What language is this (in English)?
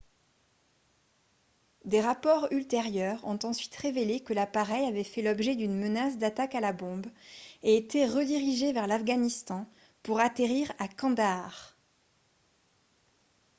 French